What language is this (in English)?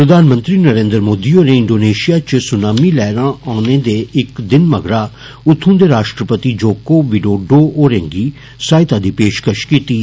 Dogri